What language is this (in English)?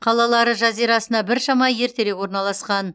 Kazakh